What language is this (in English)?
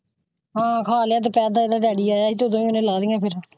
Punjabi